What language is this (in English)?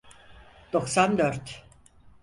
Turkish